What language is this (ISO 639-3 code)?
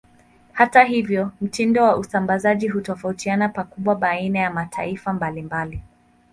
swa